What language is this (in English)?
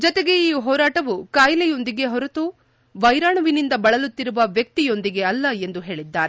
Kannada